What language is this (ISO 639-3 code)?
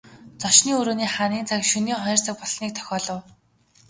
mon